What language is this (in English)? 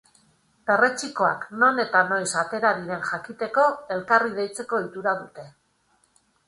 Basque